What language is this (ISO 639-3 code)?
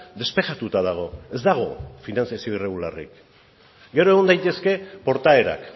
eus